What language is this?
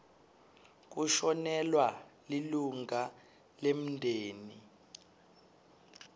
Swati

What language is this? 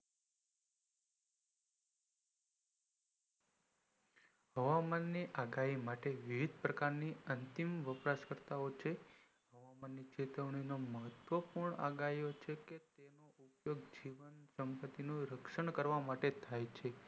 Gujarati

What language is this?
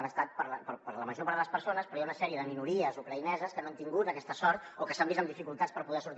Catalan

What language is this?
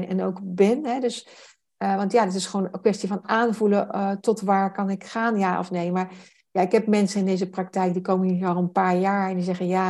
Dutch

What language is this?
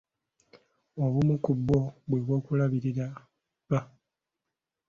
Ganda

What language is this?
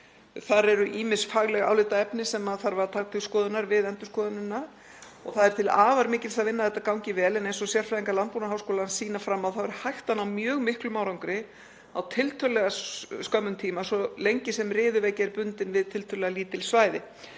Icelandic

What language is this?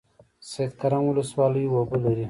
Pashto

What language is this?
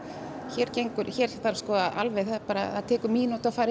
Icelandic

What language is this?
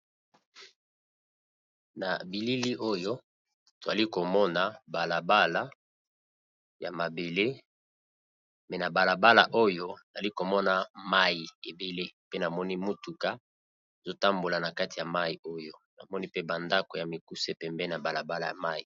Lingala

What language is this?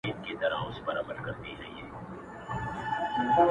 Pashto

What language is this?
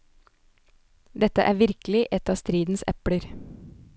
Norwegian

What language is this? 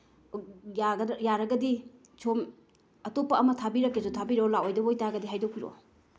Manipuri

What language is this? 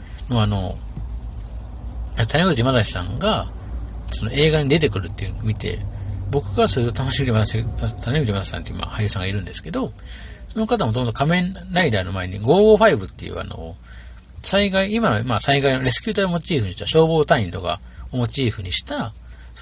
Japanese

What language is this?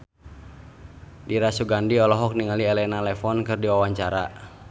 Sundanese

